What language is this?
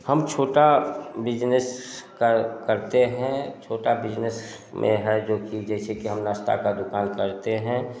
Hindi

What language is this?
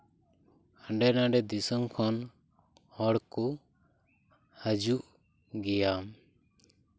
Santali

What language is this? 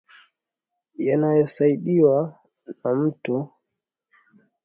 Swahili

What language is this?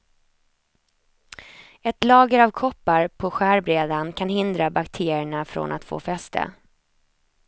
Swedish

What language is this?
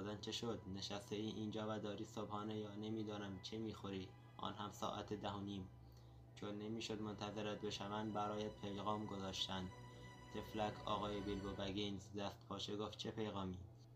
Persian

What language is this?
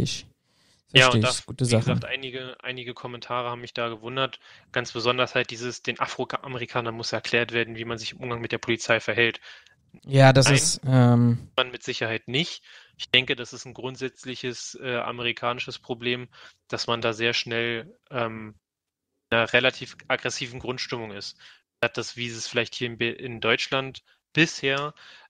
German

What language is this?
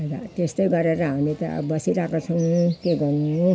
Nepali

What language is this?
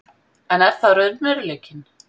Icelandic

